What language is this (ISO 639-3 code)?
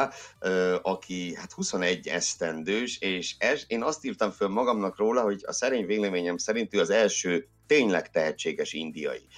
hun